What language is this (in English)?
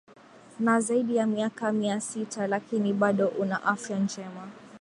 Swahili